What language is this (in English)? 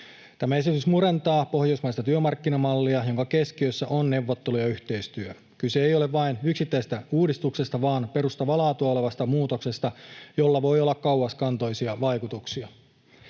Finnish